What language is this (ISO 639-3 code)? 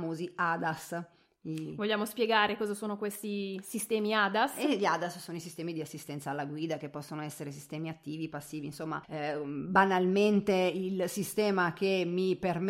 ita